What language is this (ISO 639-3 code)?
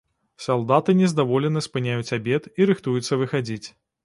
bel